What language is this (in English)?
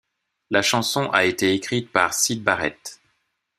French